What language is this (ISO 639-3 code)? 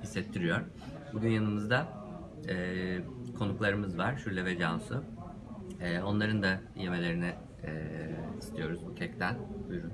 tur